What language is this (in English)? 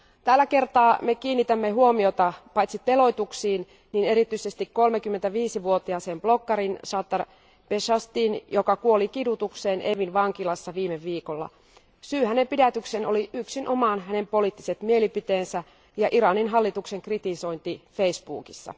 Finnish